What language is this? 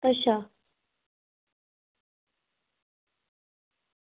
Dogri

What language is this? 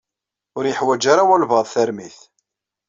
Kabyle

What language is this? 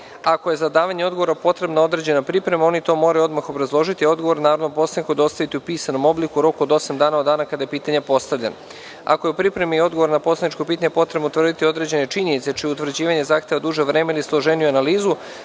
Serbian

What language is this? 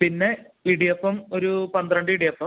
Malayalam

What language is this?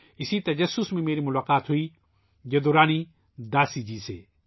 Urdu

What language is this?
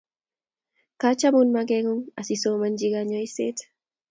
Kalenjin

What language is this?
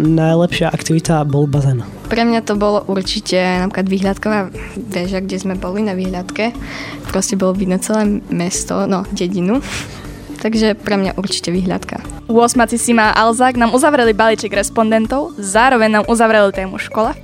Slovak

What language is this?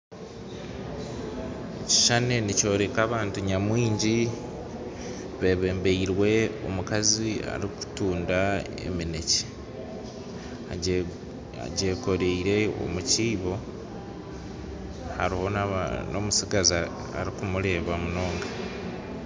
Nyankole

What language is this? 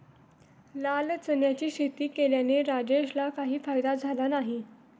Marathi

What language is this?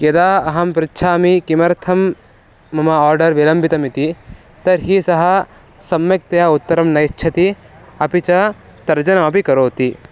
Sanskrit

